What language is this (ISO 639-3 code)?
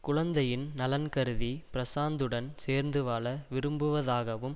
tam